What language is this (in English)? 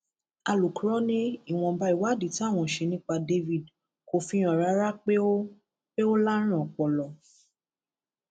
Yoruba